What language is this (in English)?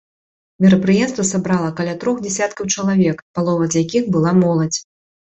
Belarusian